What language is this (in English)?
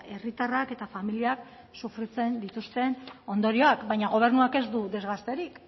Basque